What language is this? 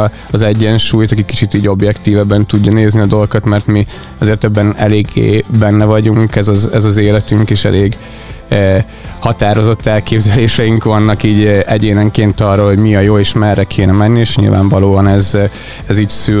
Hungarian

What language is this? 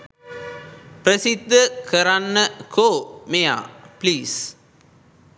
Sinhala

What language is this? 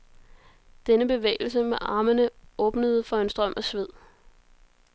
Danish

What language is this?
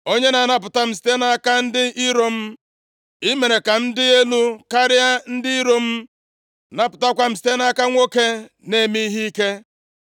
Igbo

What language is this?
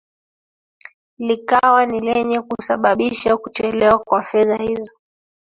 Swahili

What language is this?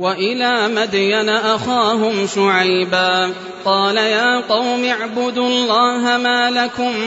Arabic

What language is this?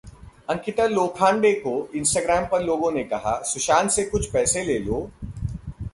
Hindi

